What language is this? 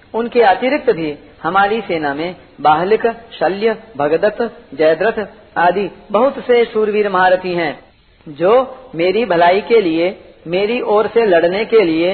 Hindi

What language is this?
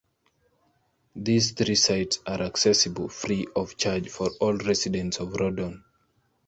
English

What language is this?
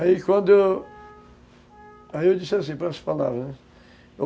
Portuguese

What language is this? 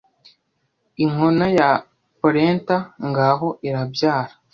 Kinyarwanda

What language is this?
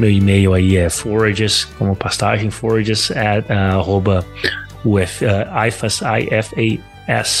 Portuguese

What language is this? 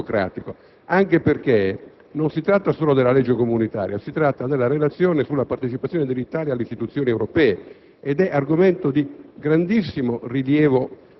Italian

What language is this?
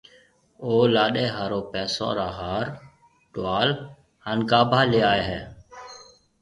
Marwari (Pakistan)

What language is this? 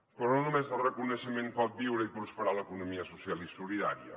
Catalan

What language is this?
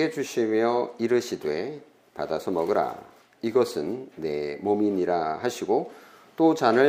Korean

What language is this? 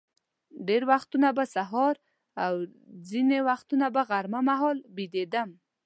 Pashto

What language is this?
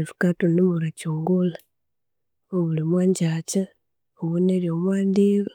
Konzo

